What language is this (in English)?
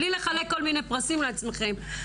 Hebrew